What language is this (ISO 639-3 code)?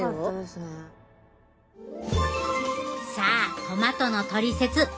jpn